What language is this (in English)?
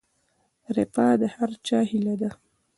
Pashto